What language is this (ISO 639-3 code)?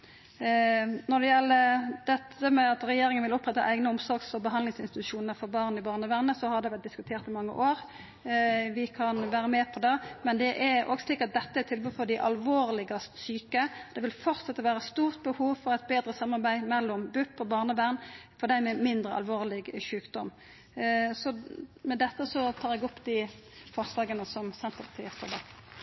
nor